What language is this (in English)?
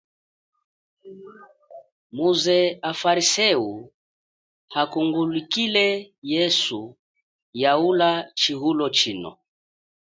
Chokwe